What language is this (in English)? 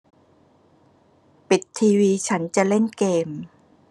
Thai